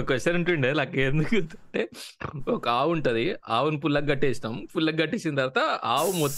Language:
Telugu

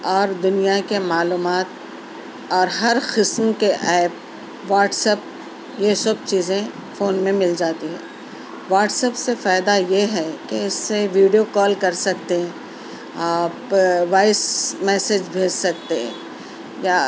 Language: Urdu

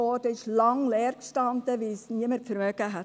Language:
Swiss German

